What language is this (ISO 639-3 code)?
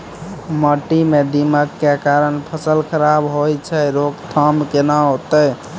mai